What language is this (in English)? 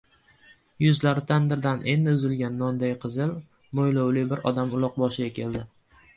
Uzbek